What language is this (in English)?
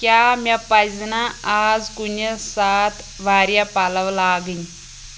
Kashmiri